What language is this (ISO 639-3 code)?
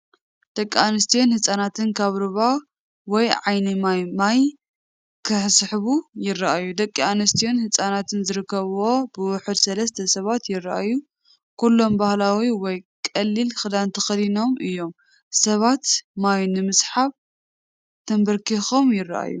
tir